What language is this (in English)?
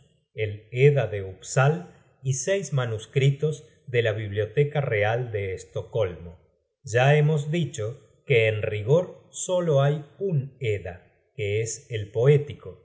Spanish